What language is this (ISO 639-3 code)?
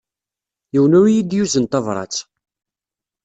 kab